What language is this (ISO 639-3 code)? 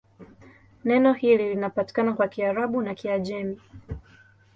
swa